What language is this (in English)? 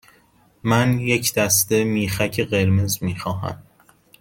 Persian